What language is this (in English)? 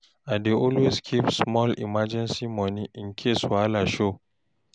Nigerian Pidgin